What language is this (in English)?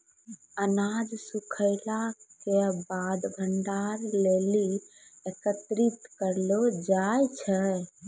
Maithili